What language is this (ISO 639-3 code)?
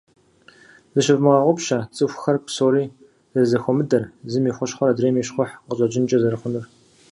kbd